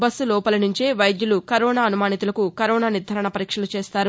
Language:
Telugu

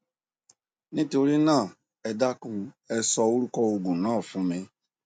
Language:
Yoruba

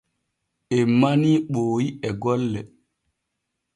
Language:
Borgu Fulfulde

